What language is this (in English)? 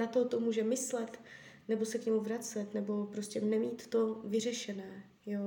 Czech